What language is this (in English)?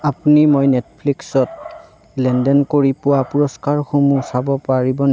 Assamese